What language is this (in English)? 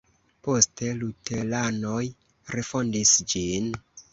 Esperanto